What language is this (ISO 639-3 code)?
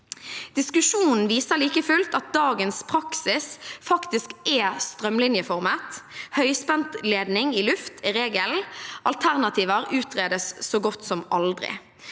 nor